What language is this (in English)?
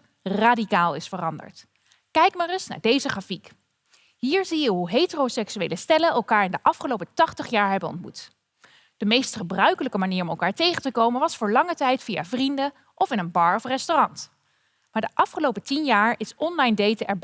Dutch